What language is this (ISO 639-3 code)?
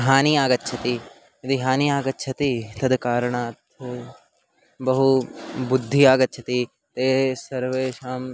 san